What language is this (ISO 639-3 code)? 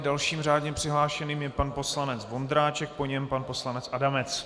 ces